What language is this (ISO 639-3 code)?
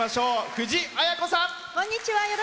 jpn